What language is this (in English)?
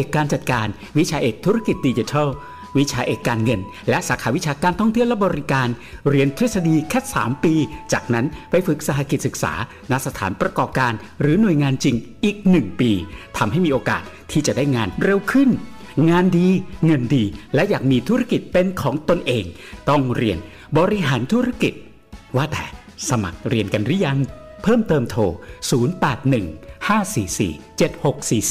Thai